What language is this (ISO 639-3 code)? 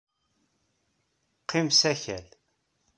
kab